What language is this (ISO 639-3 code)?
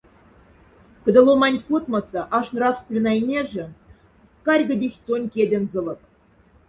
mdf